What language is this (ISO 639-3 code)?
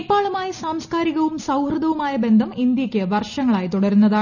mal